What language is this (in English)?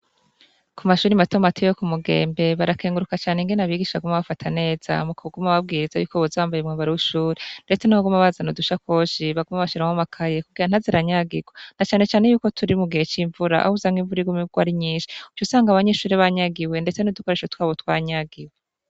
Rundi